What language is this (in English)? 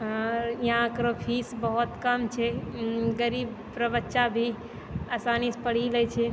Maithili